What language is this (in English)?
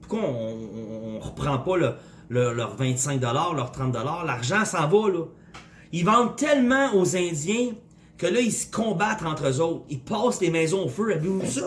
French